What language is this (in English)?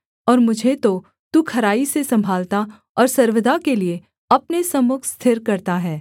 Hindi